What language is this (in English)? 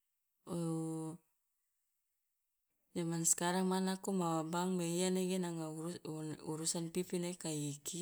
Loloda